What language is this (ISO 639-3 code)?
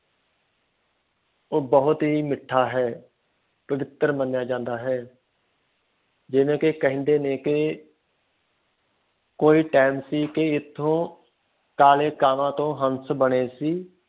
pan